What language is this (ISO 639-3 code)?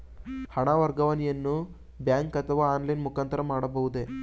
kan